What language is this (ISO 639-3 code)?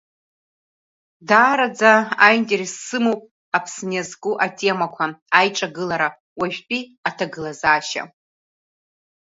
abk